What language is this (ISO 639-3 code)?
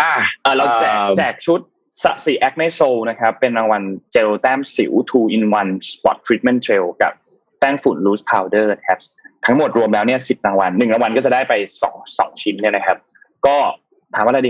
tha